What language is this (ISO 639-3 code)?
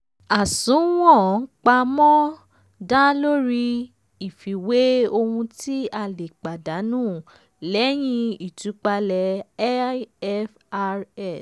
yor